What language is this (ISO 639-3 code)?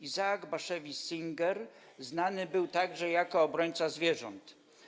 pol